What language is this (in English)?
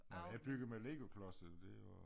Danish